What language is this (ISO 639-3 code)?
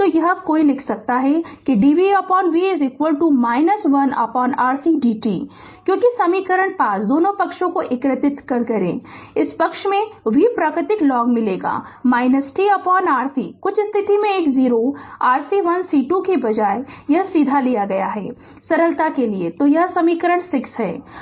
hin